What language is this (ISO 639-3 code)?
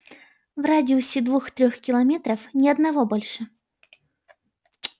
rus